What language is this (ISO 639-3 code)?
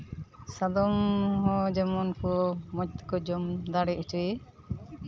sat